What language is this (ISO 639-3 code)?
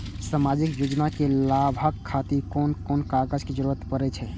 mai